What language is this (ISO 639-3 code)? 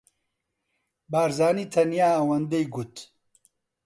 ckb